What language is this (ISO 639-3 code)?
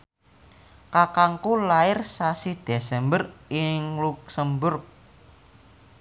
jav